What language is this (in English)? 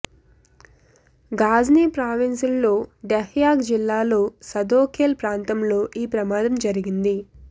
Telugu